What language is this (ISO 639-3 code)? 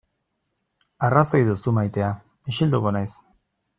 eus